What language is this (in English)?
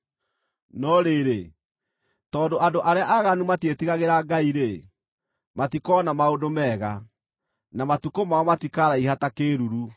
Kikuyu